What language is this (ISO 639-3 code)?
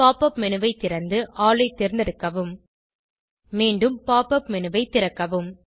tam